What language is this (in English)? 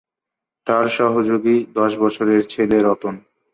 Bangla